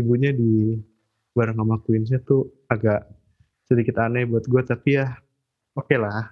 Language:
Indonesian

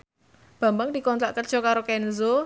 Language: Javanese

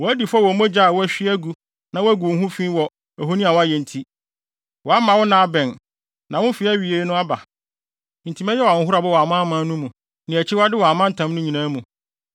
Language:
Akan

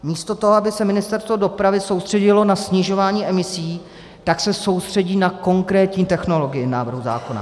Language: Czech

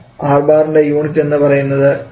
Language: Malayalam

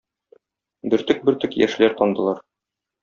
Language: Tatar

